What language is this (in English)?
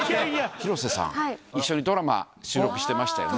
Japanese